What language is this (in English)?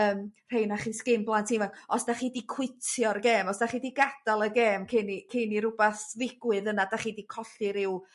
Welsh